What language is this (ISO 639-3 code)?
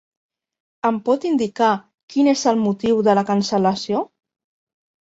cat